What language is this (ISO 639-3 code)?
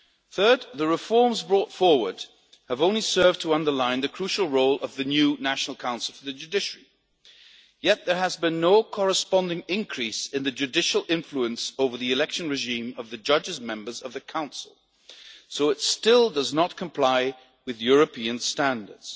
eng